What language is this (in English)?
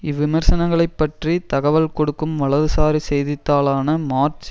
Tamil